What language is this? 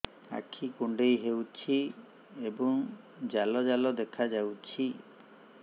Odia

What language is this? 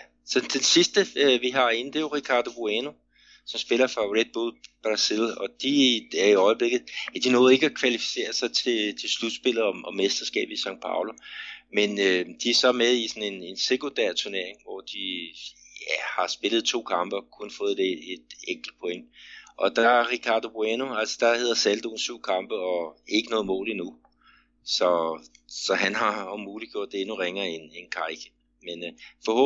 Danish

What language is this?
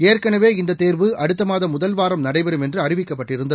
Tamil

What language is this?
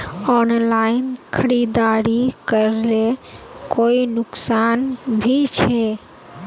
Magahi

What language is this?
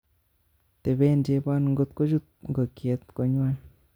Kalenjin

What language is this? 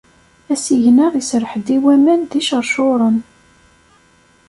Kabyle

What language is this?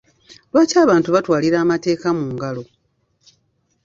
Ganda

